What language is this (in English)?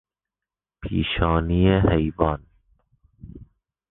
Persian